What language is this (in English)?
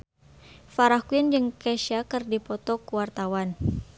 Sundanese